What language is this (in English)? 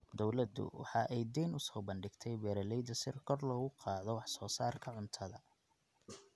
Somali